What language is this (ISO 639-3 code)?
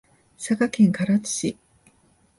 jpn